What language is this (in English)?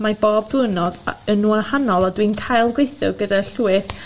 Welsh